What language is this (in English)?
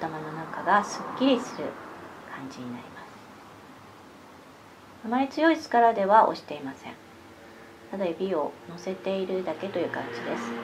Japanese